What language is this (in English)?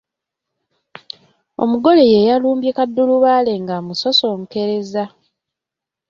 Ganda